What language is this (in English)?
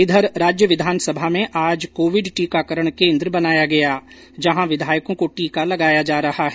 Hindi